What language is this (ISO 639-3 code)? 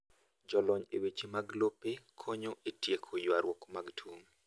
luo